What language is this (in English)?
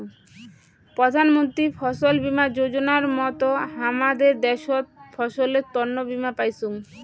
Bangla